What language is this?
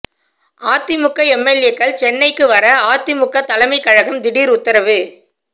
Tamil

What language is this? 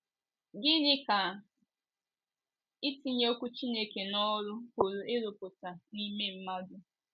Igbo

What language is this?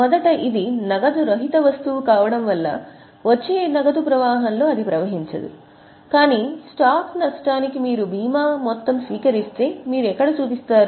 Telugu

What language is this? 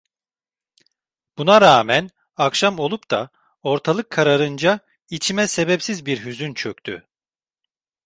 Turkish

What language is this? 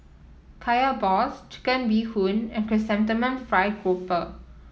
English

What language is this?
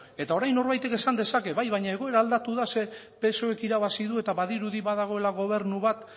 Basque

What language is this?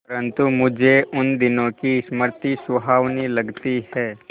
Hindi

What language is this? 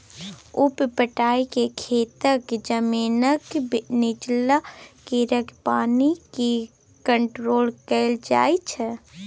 Maithili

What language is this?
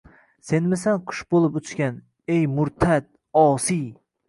Uzbek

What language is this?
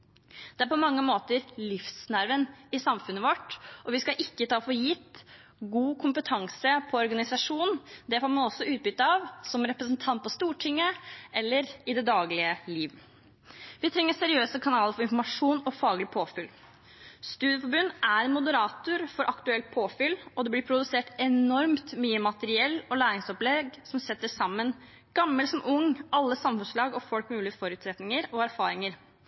Norwegian Bokmål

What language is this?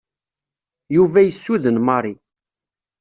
Kabyle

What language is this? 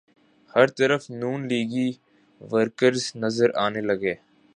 Urdu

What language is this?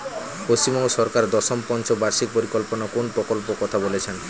Bangla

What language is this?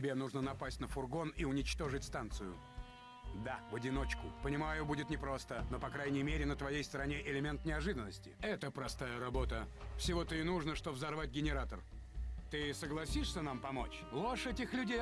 Russian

